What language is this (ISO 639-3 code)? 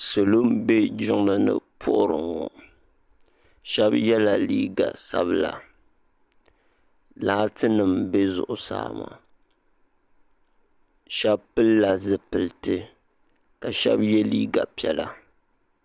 dag